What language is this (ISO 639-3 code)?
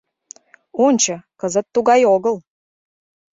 chm